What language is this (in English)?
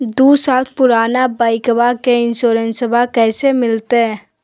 Magahi